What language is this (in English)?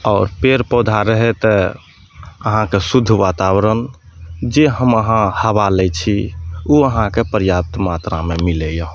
Maithili